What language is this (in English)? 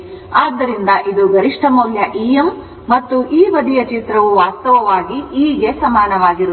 Kannada